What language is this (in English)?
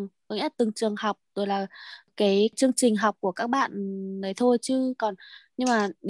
Vietnamese